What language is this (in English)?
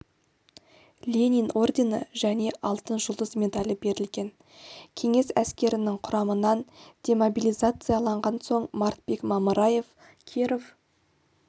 Kazakh